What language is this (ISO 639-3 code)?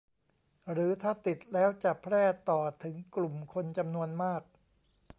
tha